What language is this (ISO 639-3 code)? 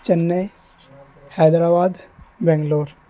urd